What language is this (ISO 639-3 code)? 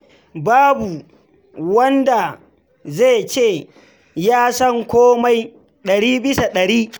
hau